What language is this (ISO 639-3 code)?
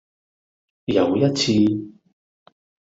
yue